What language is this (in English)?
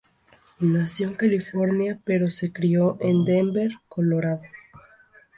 Spanish